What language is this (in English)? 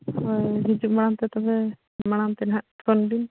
Santali